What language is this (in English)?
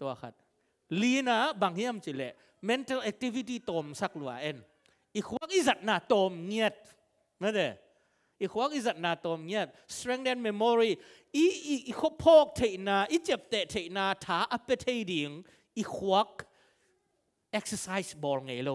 Thai